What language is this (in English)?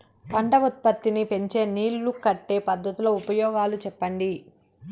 Telugu